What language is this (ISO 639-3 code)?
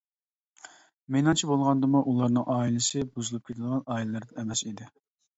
uig